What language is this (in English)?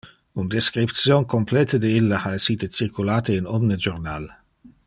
Interlingua